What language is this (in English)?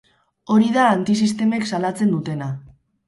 Basque